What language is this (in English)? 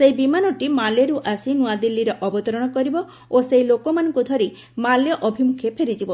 Odia